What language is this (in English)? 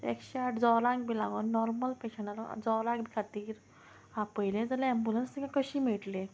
Konkani